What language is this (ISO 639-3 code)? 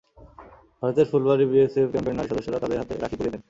ben